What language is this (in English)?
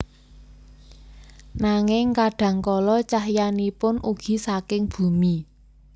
Javanese